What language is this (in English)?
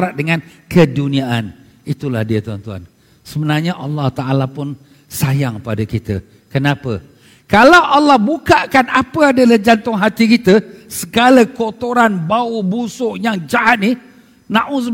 Malay